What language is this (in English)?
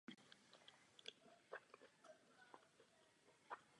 Czech